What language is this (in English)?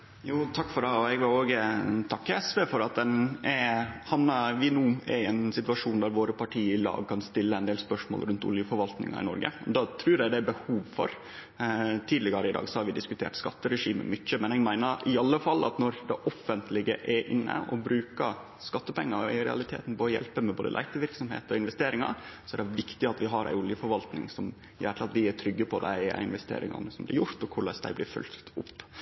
Norwegian Nynorsk